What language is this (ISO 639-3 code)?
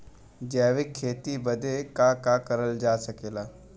bho